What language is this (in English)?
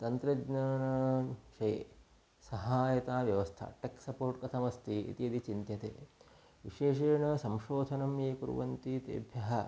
Sanskrit